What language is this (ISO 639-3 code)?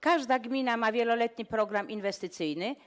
pol